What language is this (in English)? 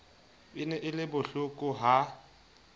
Southern Sotho